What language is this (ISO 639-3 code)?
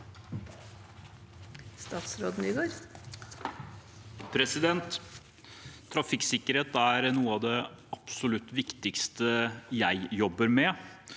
nor